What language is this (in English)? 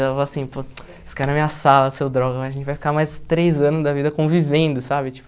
Portuguese